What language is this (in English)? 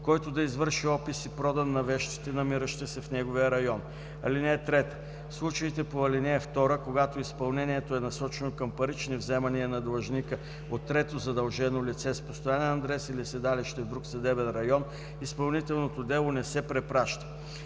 Bulgarian